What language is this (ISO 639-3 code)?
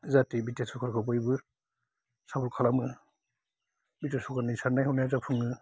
brx